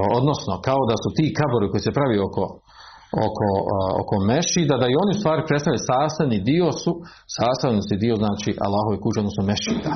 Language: Croatian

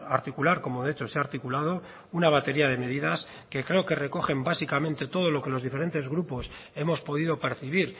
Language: Spanish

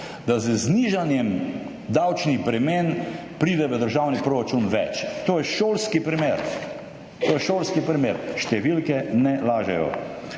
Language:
Slovenian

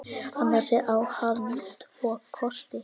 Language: Icelandic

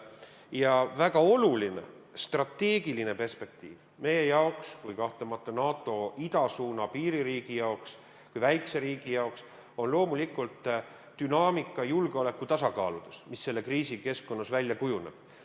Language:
Estonian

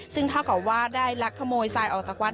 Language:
Thai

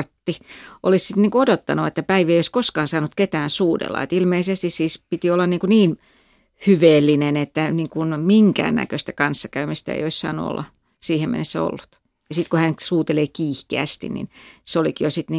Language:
Finnish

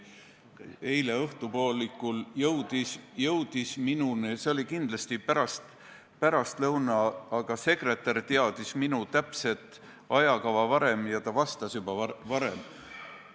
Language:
Estonian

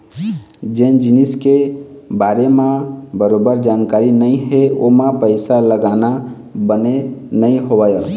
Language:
Chhattisgarhi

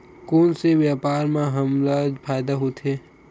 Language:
Chhattisgarhi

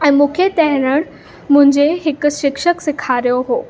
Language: Sindhi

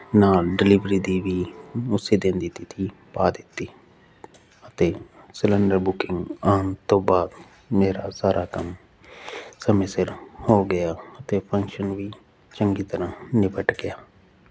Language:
Punjabi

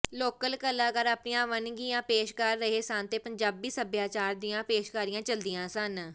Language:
Punjabi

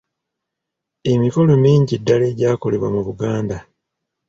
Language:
Ganda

